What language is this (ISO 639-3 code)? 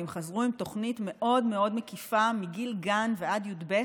heb